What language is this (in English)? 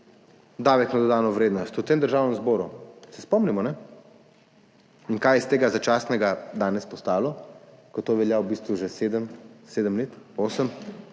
Slovenian